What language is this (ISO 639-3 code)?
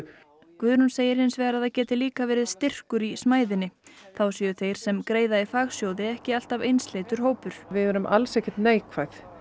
isl